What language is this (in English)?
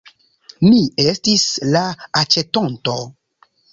Esperanto